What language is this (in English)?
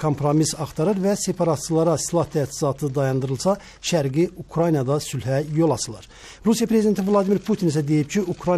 Turkish